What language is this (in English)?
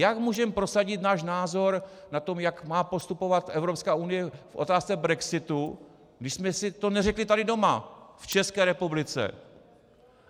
Czech